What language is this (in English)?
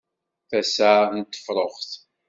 Kabyle